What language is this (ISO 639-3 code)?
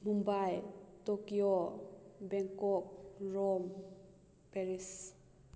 mni